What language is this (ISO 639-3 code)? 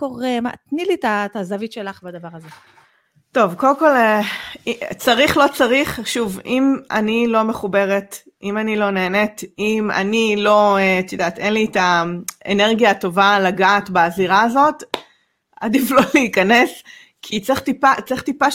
heb